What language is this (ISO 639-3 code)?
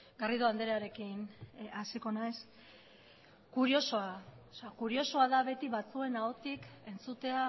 eus